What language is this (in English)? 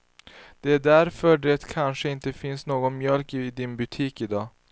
Swedish